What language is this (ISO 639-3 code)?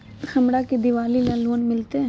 mag